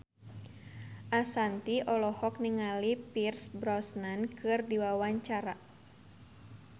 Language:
Sundanese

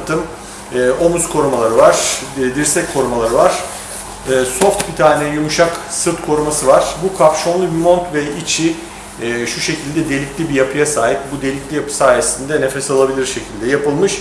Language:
Turkish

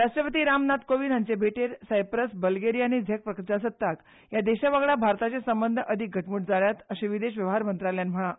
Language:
Konkani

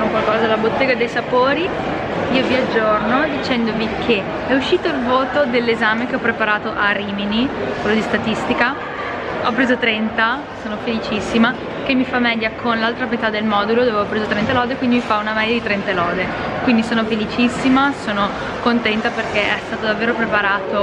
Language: Italian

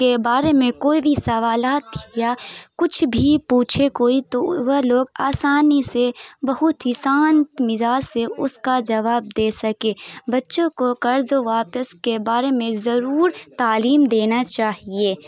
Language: Urdu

